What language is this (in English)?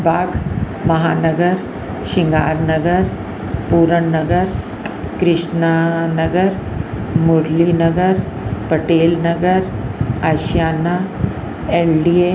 Sindhi